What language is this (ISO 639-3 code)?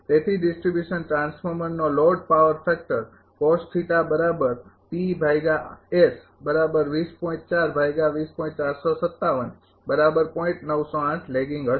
guj